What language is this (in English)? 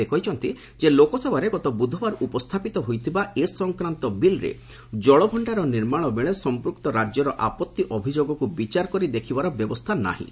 Odia